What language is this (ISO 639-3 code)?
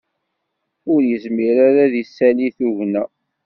kab